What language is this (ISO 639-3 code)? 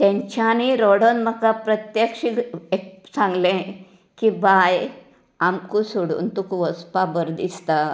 kok